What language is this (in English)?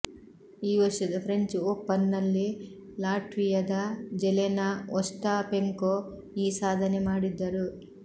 Kannada